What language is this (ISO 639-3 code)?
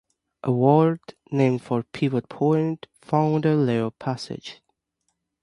eng